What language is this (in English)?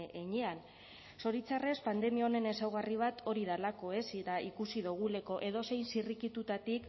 Basque